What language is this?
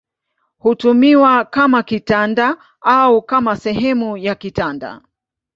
Swahili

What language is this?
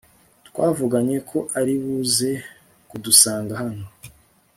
Kinyarwanda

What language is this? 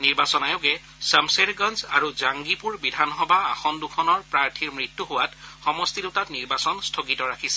Assamese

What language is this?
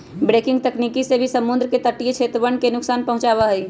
Magahi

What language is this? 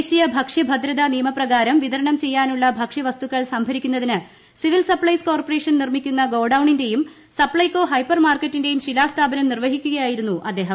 Malayalam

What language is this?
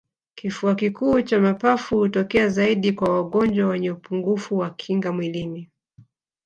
Swahili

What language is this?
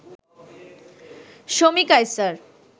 Bangla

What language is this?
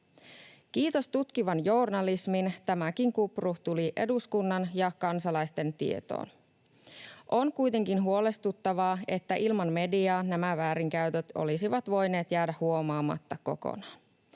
Finnish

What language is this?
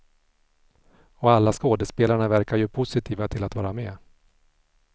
Swedish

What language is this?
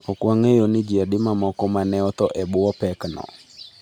Luo (Kenya and Tanzania)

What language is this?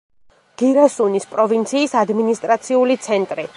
Georgian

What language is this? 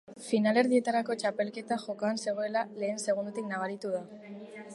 Basque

